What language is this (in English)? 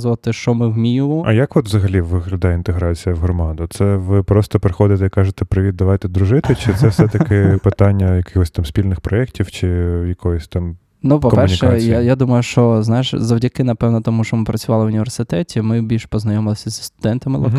Ukrainian